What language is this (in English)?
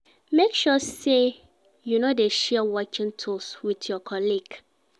Nigerian Pidgin